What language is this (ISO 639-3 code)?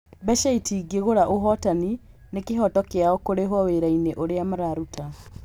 kik